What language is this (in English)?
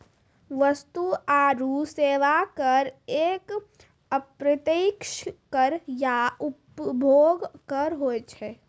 Maithili